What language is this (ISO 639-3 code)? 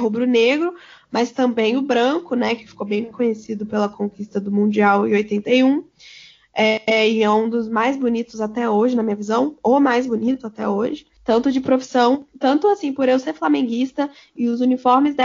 por